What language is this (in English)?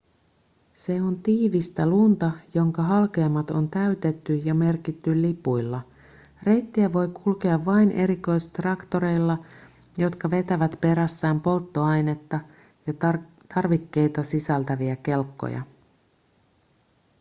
Finnish